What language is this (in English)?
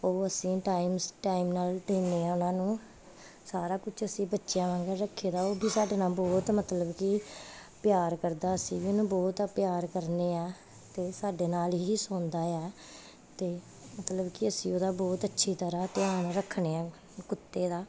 Punjabi